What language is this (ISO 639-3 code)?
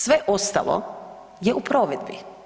hrv